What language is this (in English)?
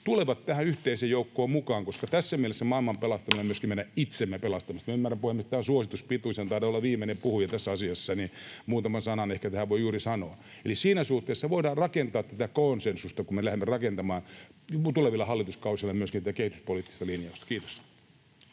Finnish